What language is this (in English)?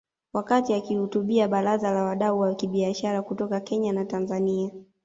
Swahili